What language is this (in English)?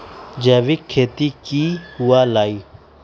Magahi